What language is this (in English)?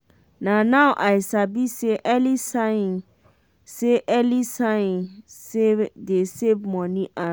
Nigerian Pidgin